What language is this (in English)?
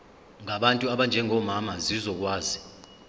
Zulu